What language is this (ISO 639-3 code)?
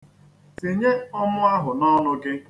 ibo